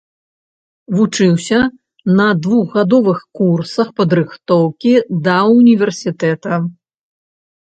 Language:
Belarusian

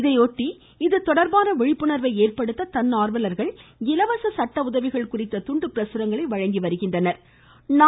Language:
Tamil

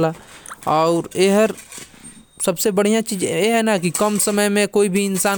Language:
Korwa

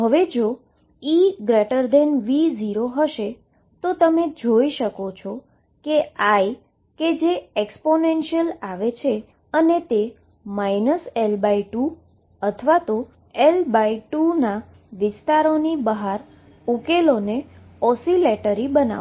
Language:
Gujarati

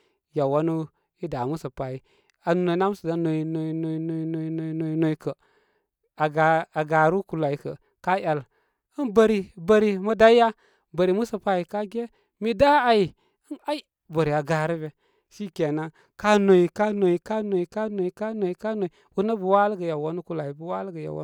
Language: Koma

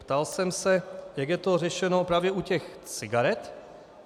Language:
Czech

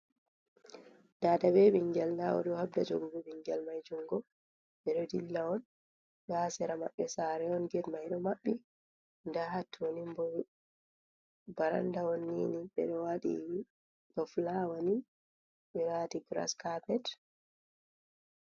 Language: Fula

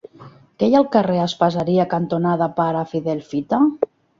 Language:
Catalan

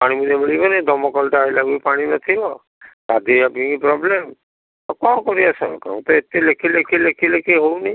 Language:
Odia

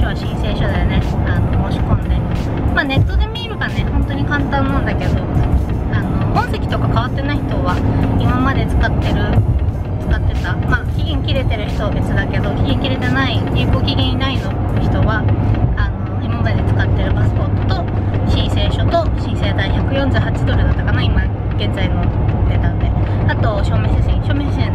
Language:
Japanese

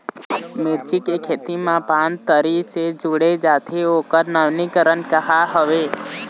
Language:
Chhattisgarhi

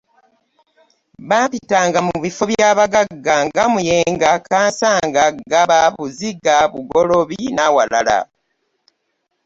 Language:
Ganda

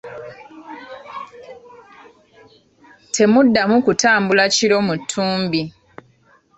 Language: Ganda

